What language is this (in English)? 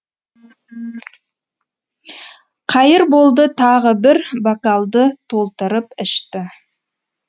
Kazakh